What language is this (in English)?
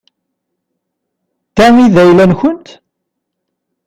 Kabyle